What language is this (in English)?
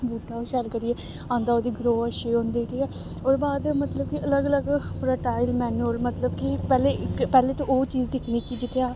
Dogri